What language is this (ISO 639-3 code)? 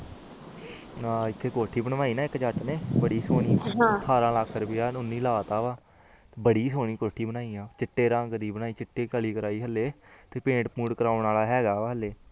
pan